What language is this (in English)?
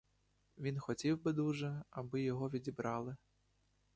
Ukrainian